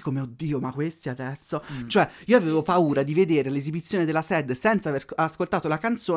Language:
Italian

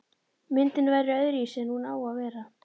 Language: Icelandic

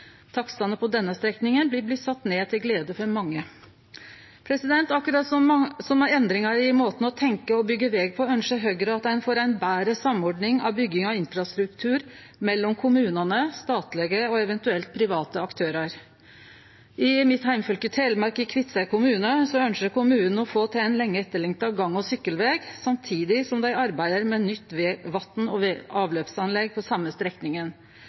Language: Norwegian Nynorsk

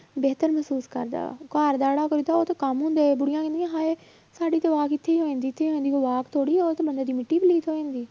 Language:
Punjabi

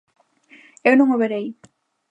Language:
Galician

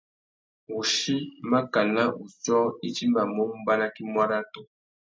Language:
Tuki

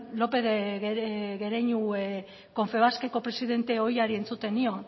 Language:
Basque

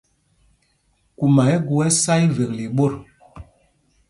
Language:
Mpumpong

